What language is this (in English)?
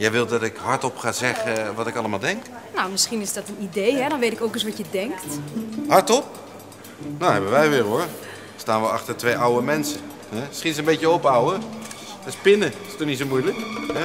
Dutch